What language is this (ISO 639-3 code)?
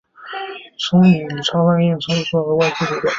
zho